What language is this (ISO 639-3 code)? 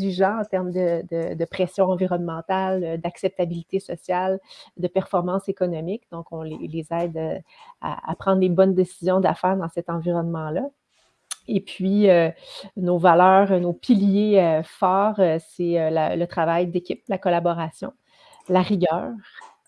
fra